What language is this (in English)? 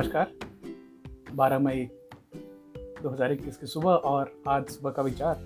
Hindi